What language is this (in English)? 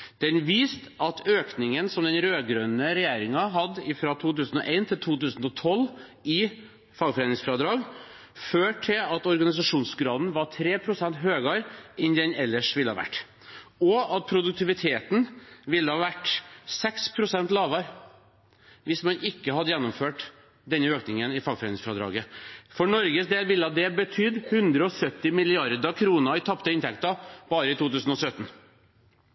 Norwegian Bokmål